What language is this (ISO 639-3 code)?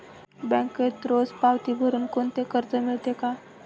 mar